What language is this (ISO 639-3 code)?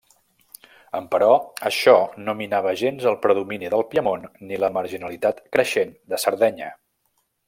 cat